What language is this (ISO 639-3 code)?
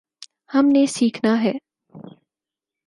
urd